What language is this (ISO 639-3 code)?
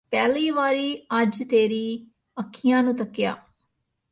pan